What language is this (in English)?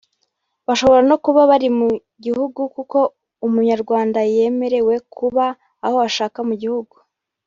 Kinyarwanda